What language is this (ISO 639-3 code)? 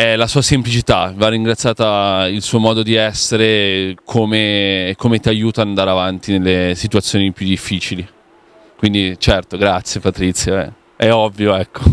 ita